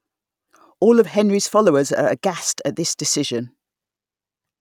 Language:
English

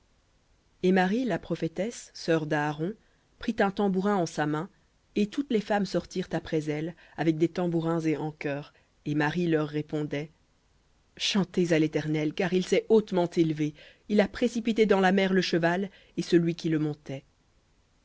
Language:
French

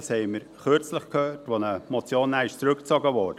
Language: Swiss German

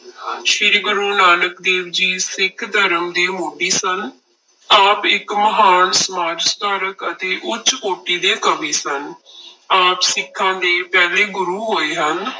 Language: Punjabi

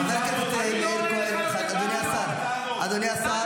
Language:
Hebrew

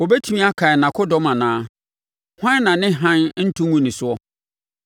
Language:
Akan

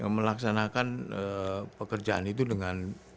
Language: Indonesian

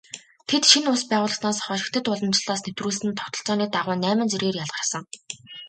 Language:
Mongolian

